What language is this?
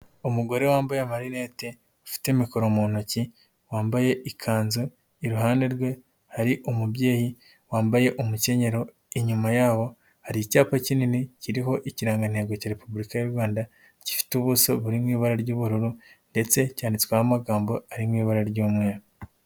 Kinyarwanda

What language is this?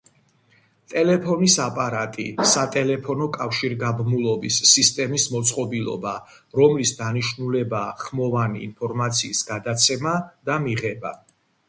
Georgian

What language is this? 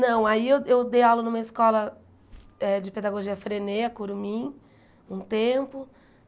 Portuguese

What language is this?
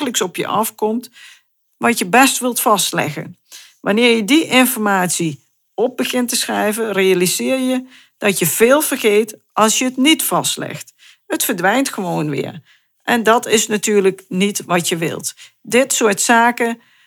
Dutch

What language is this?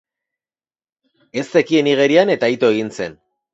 Basque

